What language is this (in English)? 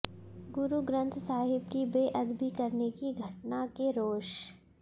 Hindi